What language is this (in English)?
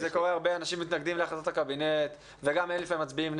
Hebrew